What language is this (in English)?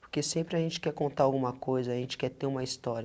Portuguese